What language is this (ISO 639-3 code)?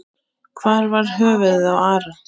isl